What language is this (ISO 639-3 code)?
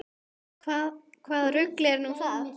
isl